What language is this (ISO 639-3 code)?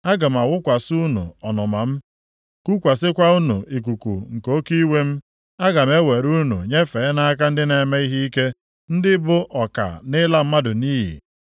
ibo